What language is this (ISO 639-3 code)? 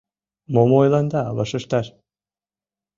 chm